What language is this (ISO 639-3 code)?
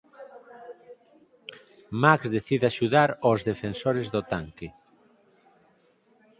glg